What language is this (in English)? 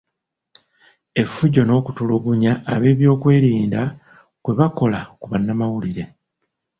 Ganda